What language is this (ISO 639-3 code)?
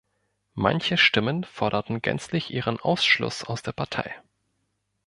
deu